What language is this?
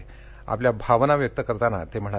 Marathi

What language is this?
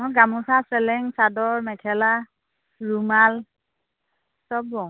Assamese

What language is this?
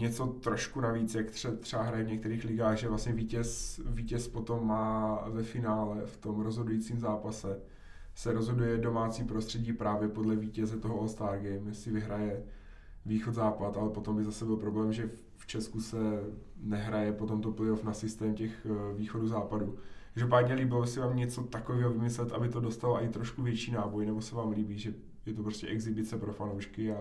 Czech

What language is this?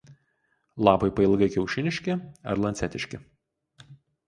Lithuanian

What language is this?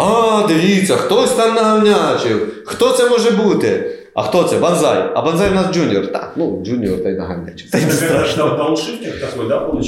Ukrainian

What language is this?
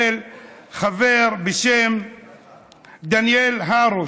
Hebrew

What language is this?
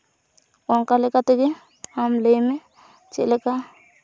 Santali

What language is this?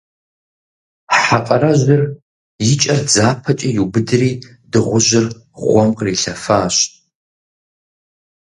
Kabardian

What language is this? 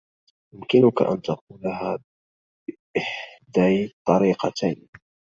Arabic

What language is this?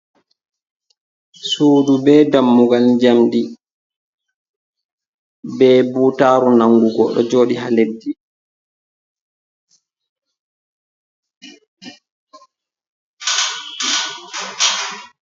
Fula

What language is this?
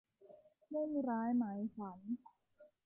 Thai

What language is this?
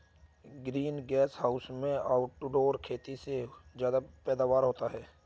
Hindi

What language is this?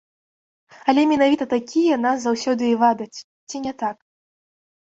Belarusian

